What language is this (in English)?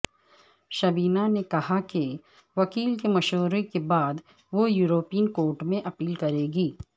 Urdu